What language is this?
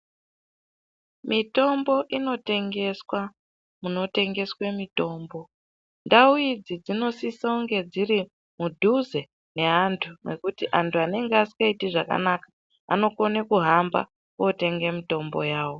Ndau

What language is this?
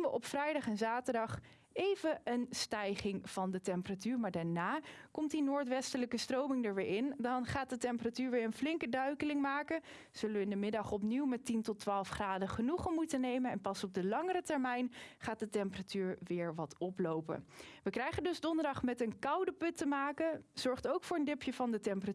Dutch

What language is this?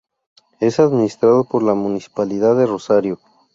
Spanish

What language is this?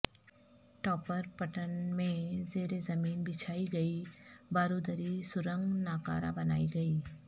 Urdu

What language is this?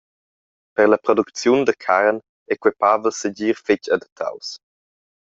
Romansh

